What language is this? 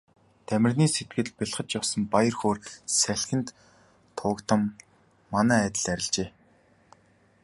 Mongolian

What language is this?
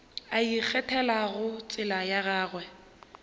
Northern Sotho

